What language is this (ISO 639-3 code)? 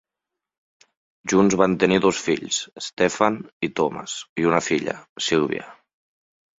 cat